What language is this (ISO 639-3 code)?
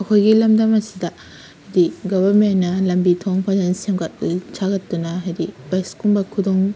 mni